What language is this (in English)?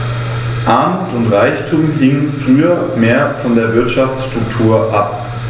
German